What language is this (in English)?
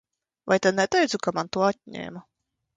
Latvian